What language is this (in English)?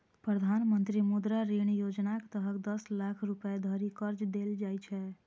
Maithili